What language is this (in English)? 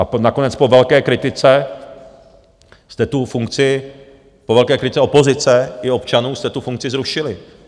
Czech